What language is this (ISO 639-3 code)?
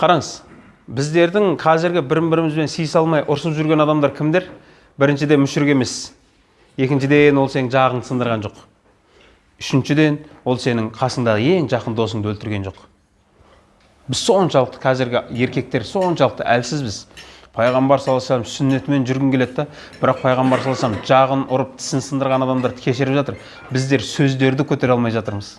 kaz